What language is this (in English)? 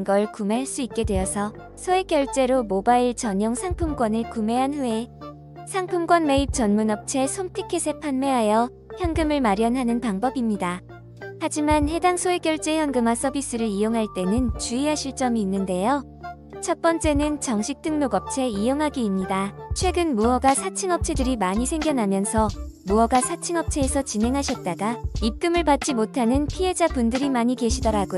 Korean